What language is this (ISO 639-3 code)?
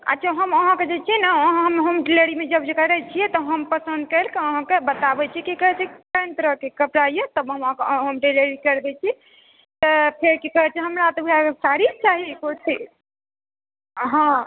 mai